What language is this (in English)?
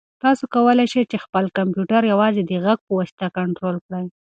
Pashto